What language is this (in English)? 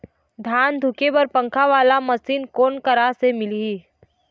Chhattisgarhi